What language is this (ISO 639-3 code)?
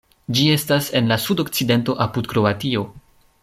epo